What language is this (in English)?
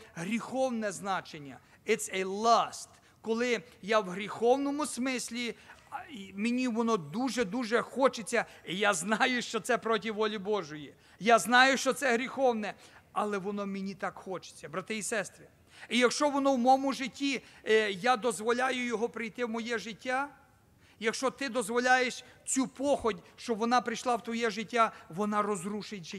Ukrainian